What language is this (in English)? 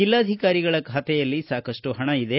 Kannada